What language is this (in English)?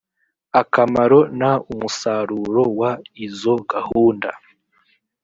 Kinyarwanda